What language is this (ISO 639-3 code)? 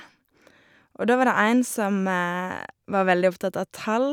nor